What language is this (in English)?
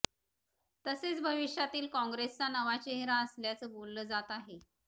Marathi